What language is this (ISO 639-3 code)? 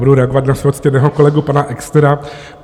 ces